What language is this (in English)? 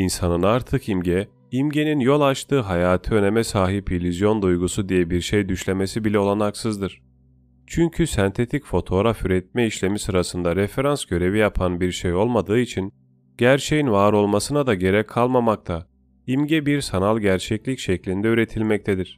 Turkish